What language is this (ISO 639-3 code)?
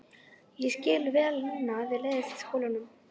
isl